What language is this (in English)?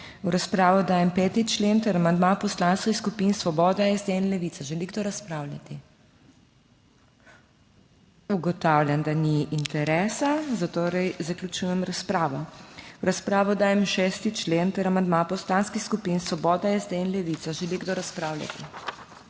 Slovenian